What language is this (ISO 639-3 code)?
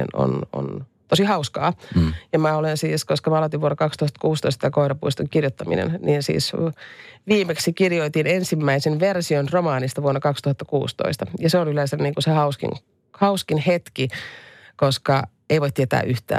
fin